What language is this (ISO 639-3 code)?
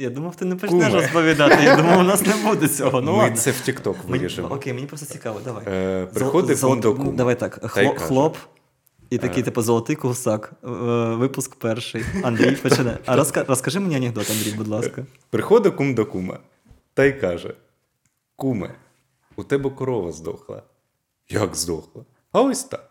ukr